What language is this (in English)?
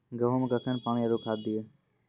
Maithili